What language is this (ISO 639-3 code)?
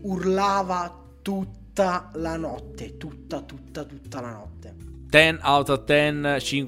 ita